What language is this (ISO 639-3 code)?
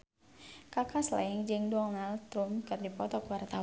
sun